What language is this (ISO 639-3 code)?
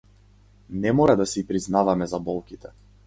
mkd